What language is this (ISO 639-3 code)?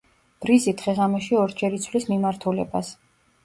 kat